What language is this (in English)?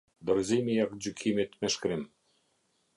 Albanian